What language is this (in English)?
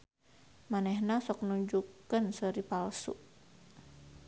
Sundanese